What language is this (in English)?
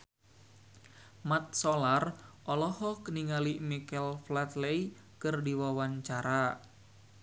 Sundanese